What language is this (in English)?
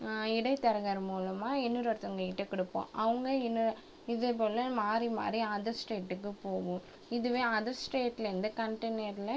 Tamil